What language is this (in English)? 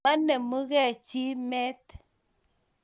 Kalenjin